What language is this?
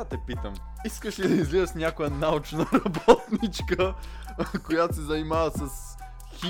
Bulgarian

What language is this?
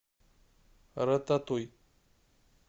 Russian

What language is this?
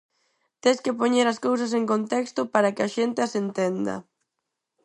Galician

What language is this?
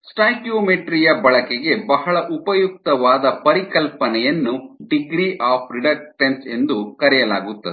Kannada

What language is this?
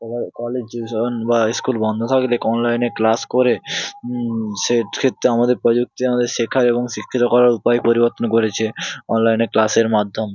Bangla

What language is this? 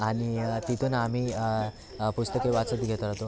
Marathi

